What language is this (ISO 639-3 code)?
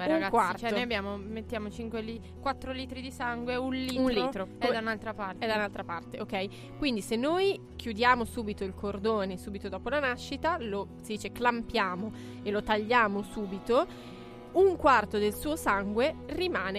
ita